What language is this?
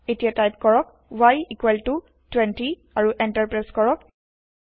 Assamese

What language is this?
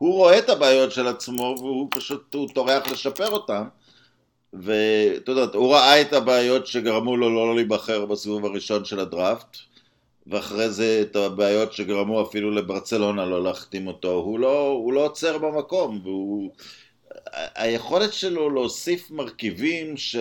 Hebrew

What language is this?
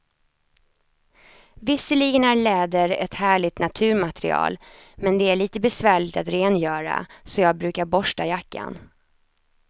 Swedish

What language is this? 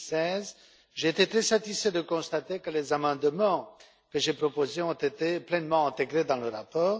French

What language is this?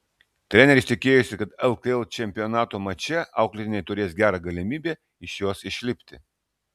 Lithuanian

